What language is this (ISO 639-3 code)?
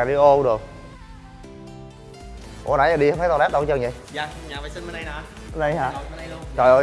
vie